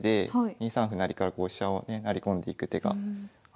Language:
Japanese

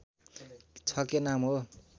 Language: Nepali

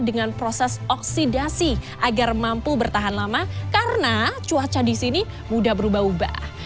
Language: Indonesian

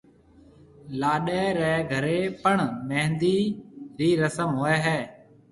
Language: Marwari (Pakistan)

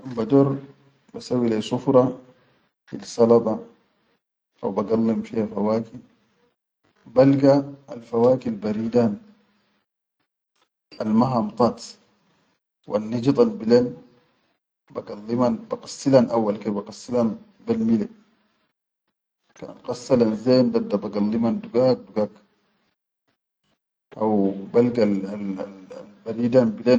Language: Chadian Arabic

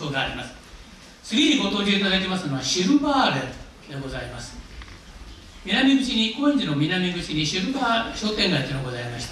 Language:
Japanese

